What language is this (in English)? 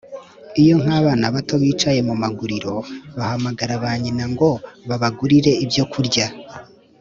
Kinyarwanda